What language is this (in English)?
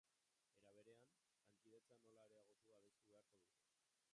Basque